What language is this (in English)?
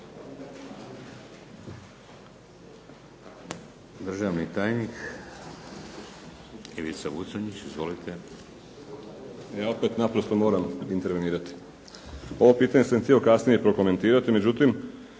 Croatian